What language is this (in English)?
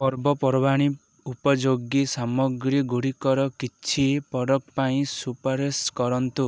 Odia